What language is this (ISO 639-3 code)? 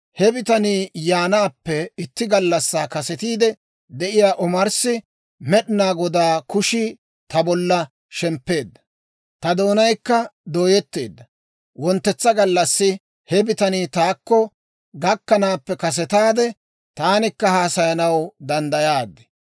dwr